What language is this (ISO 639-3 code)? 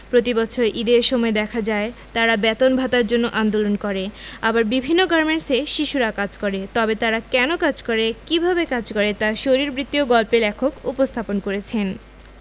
ben